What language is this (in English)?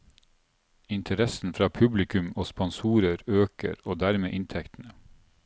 Norwegian